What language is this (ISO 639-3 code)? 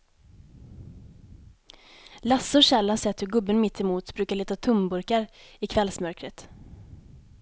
swe